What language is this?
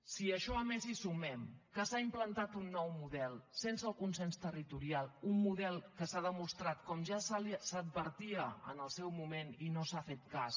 Catalan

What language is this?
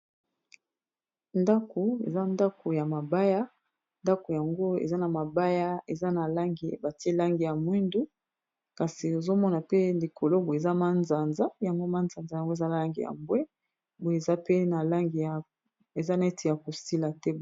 Lingala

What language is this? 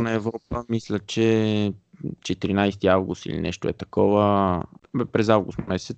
Bulgarian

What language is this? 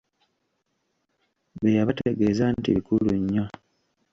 Ganda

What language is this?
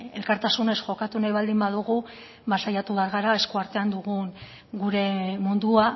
Basque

